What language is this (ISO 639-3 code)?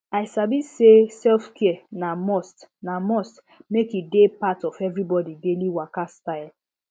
pcm